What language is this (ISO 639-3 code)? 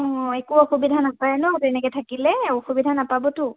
asm